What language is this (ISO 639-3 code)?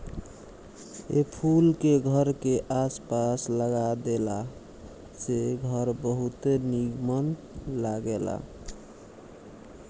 bho